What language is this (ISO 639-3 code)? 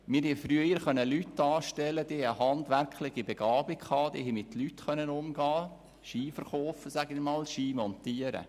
gsw